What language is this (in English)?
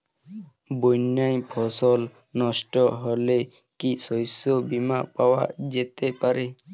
Bangla